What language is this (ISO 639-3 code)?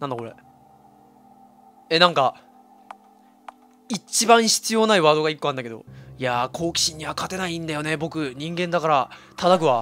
jpn